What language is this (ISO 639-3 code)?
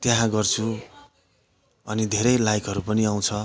nep